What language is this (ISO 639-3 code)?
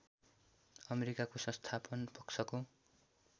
nep